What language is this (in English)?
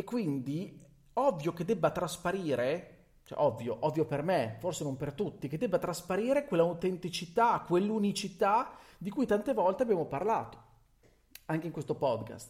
Italian